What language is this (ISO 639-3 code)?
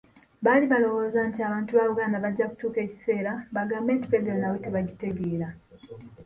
lug